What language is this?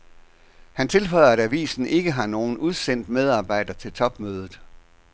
Danish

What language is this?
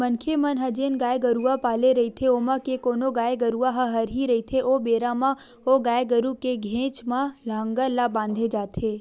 Chhattisgarhi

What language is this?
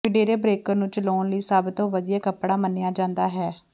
Punjabi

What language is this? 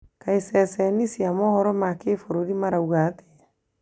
Kikuyu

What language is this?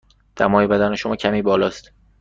Persian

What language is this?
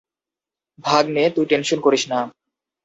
Bangla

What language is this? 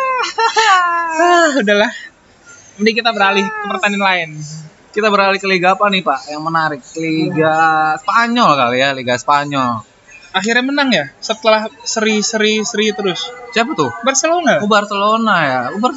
Indonesian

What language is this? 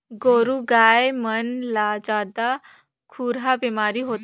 Chhattisgarhi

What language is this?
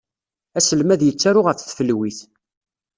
Kabyle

